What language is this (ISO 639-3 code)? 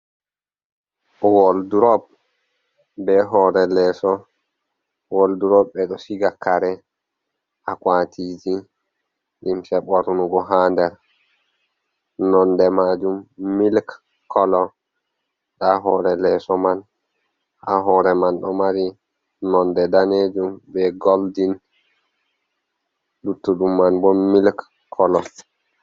ful